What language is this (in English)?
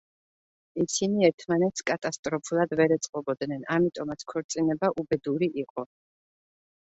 Georgian